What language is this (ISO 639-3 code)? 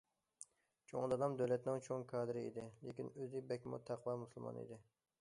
uig